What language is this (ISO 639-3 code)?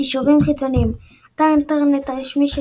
heb